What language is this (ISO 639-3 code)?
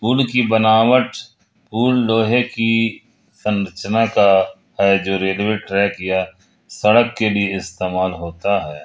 hin